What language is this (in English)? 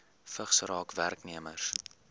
Afrikaans